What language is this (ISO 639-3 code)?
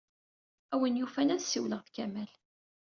kab